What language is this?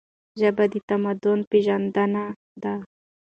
Pashto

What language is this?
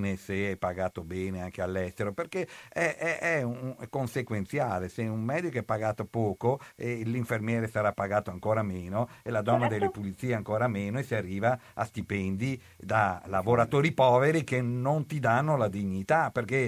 Italian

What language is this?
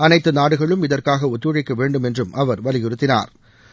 Tamil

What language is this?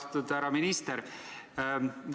Estonian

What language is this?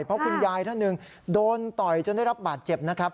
Thai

